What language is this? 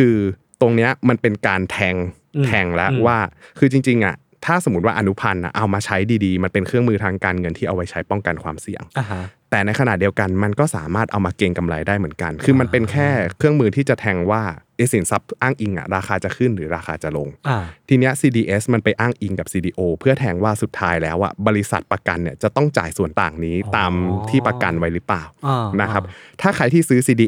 Thai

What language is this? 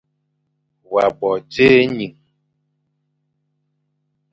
Fang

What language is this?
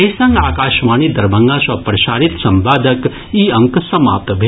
Maithili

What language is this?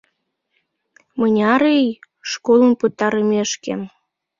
Mari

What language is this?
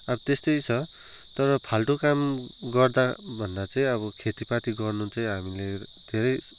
Nepali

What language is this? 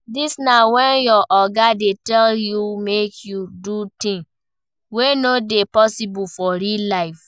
Nigerian Pidgin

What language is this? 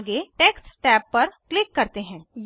Hindi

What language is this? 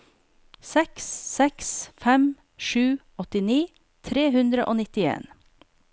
Norwegian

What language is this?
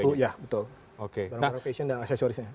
Indonesian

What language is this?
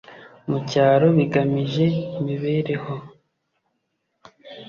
Kinyarwanda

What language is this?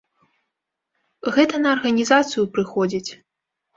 Belarusian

